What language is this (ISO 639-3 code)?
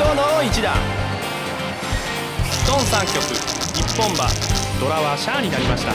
jpn